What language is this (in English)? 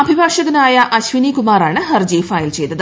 Malayalam